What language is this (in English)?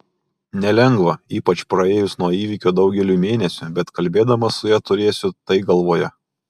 Lithuanian